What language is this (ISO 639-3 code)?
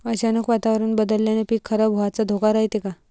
mar